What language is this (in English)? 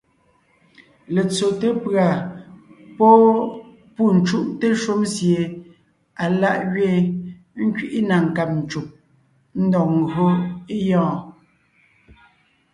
Ngiemboon